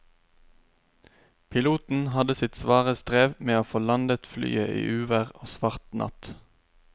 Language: Norwegian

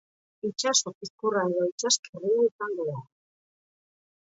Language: Basque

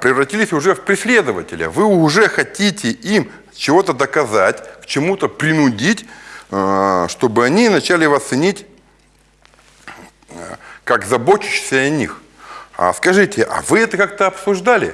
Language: Russian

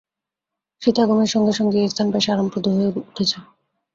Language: Bangla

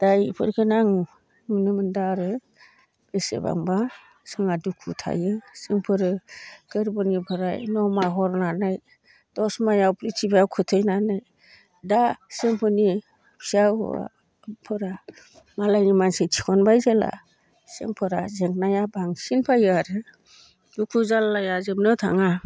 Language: Bodo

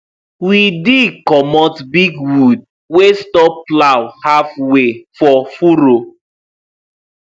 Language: Nigerian Pidgin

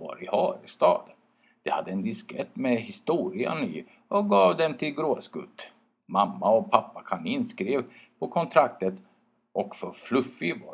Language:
Swedish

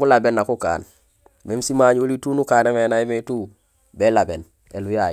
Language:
Gusilay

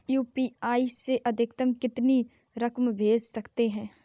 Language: Hindi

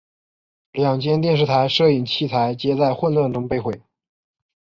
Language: Chinese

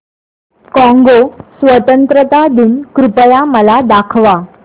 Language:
Marathi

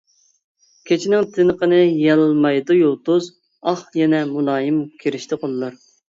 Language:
Uyghur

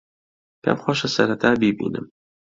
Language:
Central Kurdish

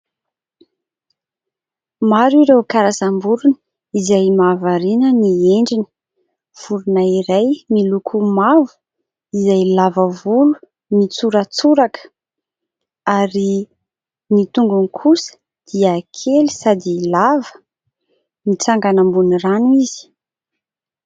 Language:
Malagasy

